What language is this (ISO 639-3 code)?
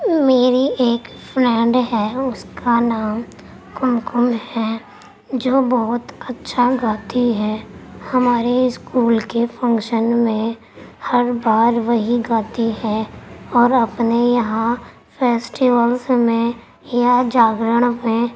urd